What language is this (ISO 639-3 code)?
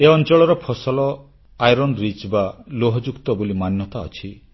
ori